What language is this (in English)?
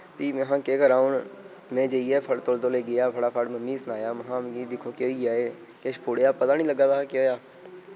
Dogri